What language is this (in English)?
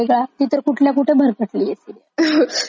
Marathi